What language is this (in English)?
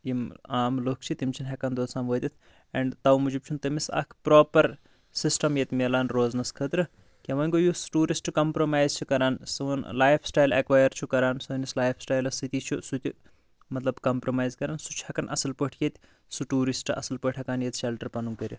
Kashmiri